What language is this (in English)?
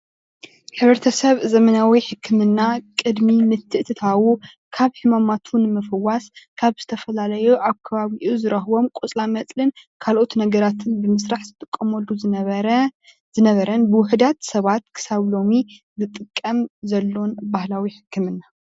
Tigrinya